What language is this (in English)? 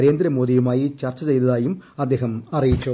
Malayalam